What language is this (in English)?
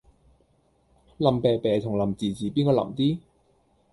Cantonese